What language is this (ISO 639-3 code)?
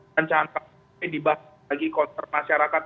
ind